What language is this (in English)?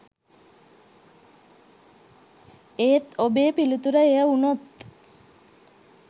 Sinhala